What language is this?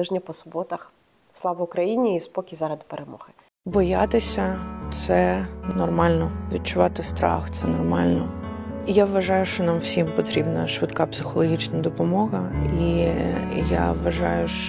Ukrainian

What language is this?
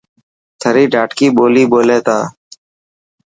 Dhatki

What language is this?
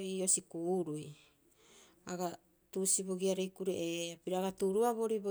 Rapoisi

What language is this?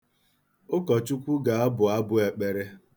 Igbo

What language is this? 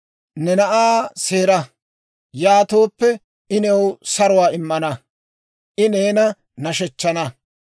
Dawro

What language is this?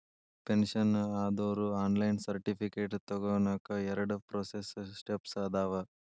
Kannada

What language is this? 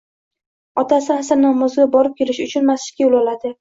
Uzbek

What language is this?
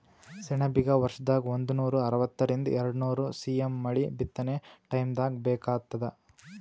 Kannada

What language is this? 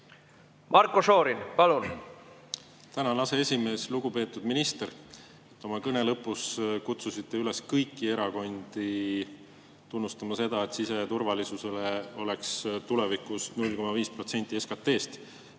Estonian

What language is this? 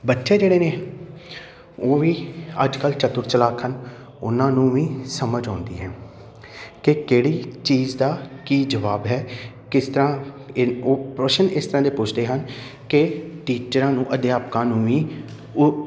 Punjabi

